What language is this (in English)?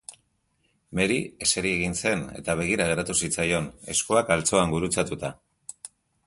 Basque